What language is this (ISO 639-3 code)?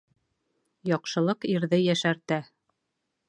bak